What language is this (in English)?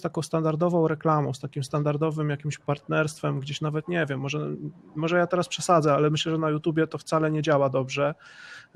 Polish